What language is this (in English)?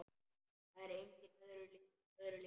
Icelandic